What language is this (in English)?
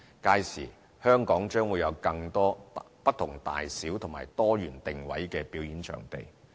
Cantonese